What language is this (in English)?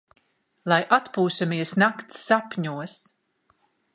Latvian